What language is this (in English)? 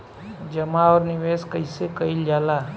Bhojpuri